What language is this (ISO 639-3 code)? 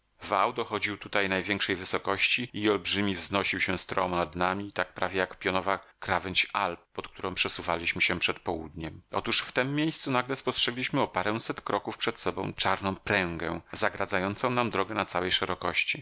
pol